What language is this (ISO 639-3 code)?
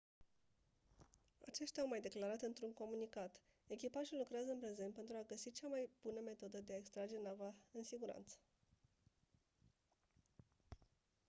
ron